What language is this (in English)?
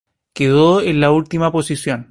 Spanish